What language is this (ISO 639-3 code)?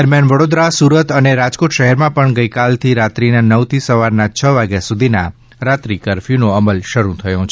guj